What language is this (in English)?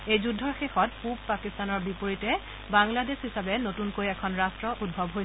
Assamese